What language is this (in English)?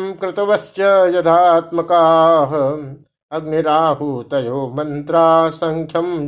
Hindi